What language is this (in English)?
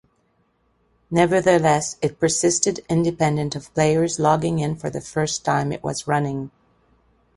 English